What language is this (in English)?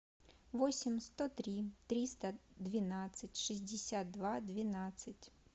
Russian